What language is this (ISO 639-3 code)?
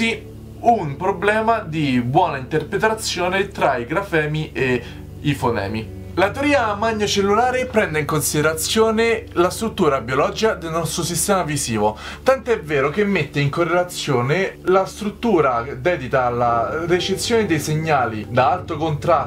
ita